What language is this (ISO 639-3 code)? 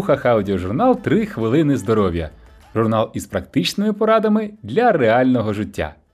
ukr